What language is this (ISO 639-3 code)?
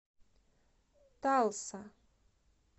rus